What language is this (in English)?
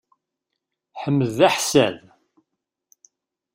Kabyle